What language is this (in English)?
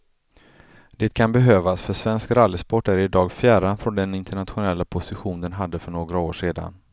Swedish